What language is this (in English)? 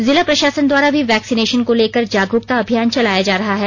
Hindi